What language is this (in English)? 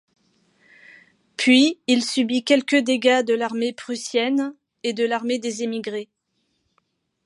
French